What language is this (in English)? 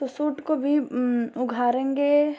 Hindi